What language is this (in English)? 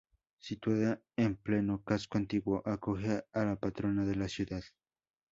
Spanish